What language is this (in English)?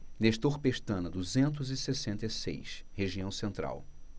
Portuguese